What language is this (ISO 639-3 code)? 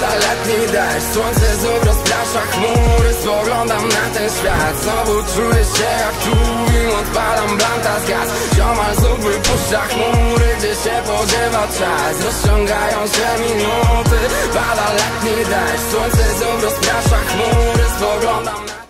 pol